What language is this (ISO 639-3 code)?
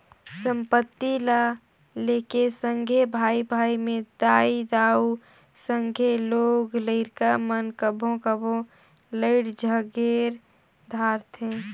hne